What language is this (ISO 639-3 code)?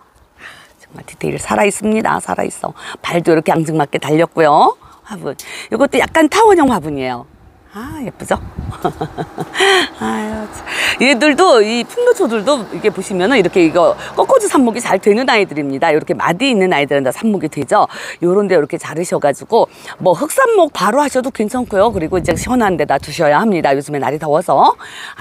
kor